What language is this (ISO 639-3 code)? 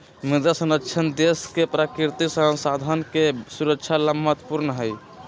mag